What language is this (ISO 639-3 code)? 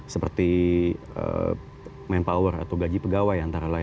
ind